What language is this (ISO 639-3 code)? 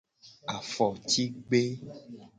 gej